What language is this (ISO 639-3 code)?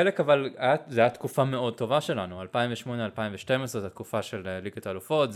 heb